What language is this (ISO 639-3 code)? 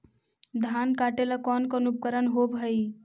mag